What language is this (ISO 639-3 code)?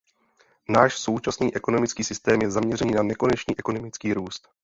ces